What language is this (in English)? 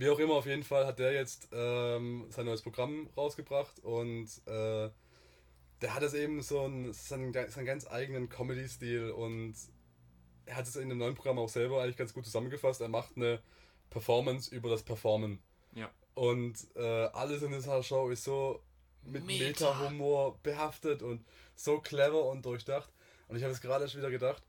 German